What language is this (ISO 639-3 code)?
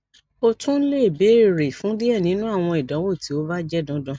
yor